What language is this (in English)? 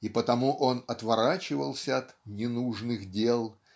Russian